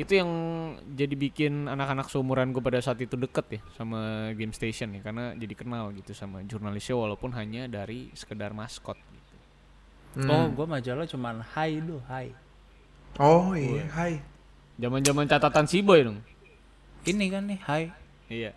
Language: Indonesian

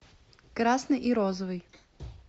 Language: Russian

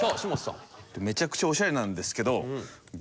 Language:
Japanese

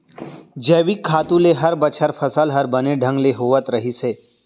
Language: Chhattisgarhi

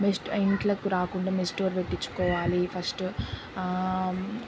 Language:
Telugu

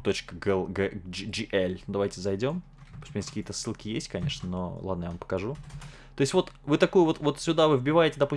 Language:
Russian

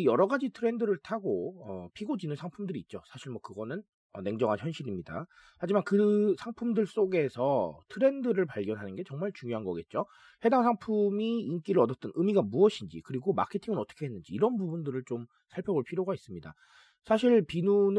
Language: Korean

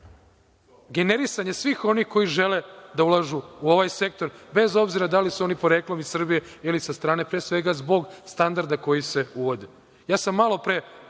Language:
Serbian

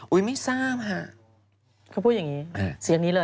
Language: Thai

